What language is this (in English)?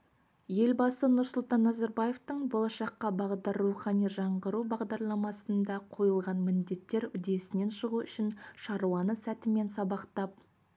Kazakh